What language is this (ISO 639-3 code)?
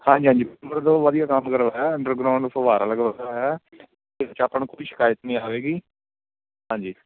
pan